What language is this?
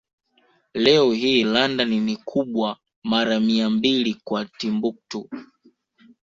Swahili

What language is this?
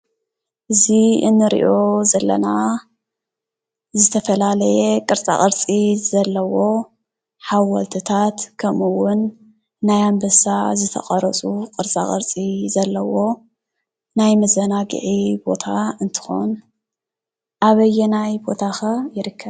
Tigrinya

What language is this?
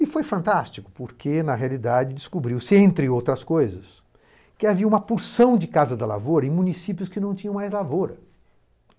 Portuguese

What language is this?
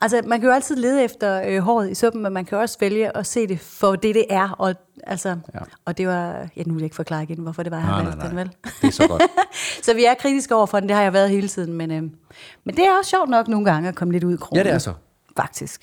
Danish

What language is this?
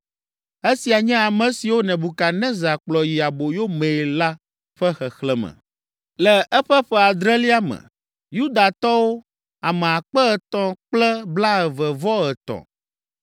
Ewe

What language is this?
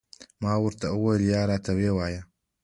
Pashto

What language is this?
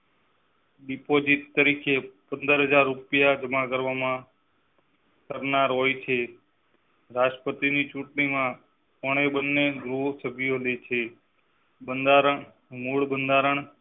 Gujarati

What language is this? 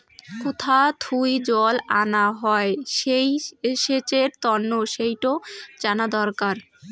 Bangla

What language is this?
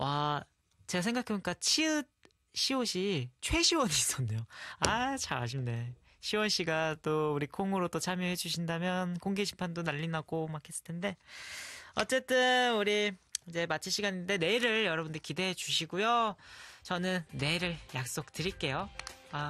Korean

